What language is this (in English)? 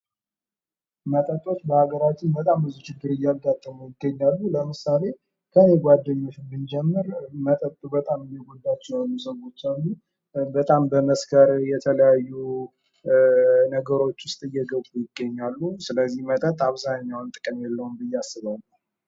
Amharic